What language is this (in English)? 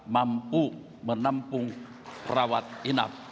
Indonesian